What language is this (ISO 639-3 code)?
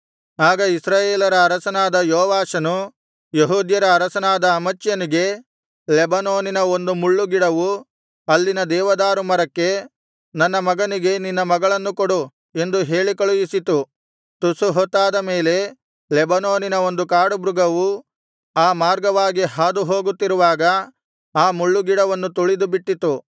kan